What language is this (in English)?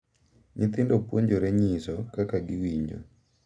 Luo (Kenya and Tanzania)